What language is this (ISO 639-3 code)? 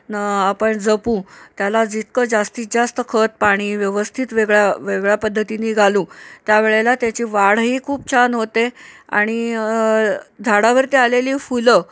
mar